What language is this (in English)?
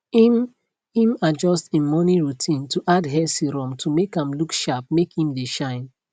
Nigerian Pidgin